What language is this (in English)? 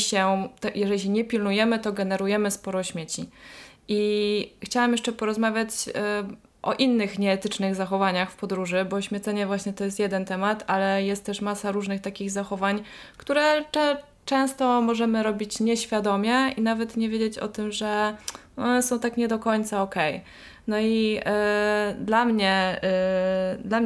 Polish